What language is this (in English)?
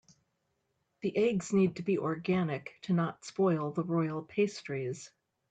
English